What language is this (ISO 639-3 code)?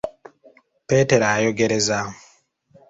lug